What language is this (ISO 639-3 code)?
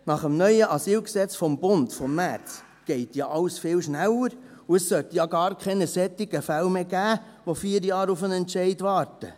gsw